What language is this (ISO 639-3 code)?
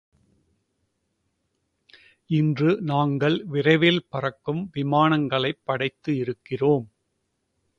tam